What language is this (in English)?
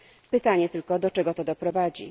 Polish